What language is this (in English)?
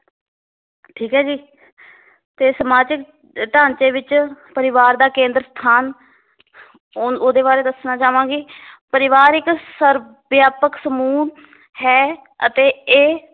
Punjabi